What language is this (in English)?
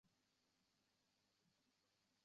Uzbek